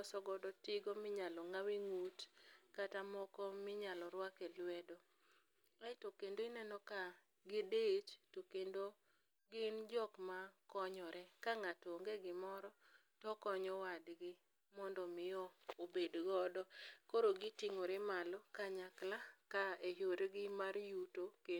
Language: Luo (Kenya and Tanzania)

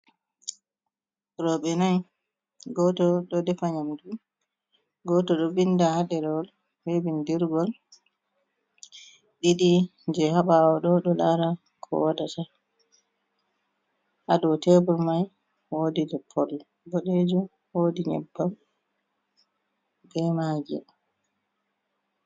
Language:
Fula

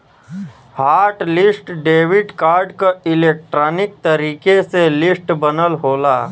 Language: Bhojpuri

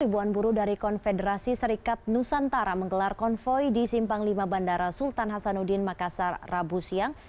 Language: Indonesian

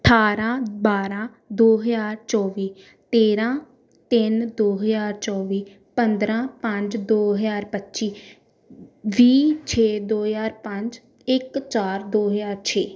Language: Punjabi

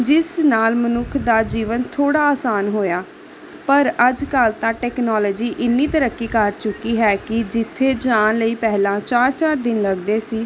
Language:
Punjabi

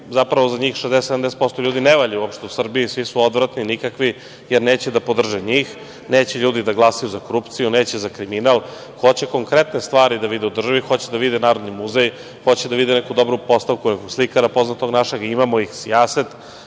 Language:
Serbian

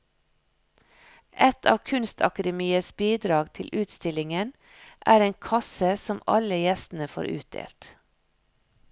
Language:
Norwegian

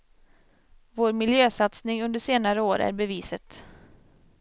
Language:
Swedish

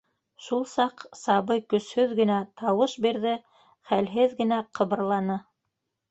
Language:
Bashkir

